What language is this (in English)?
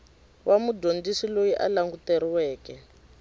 Tsonga